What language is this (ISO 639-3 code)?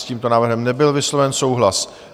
ces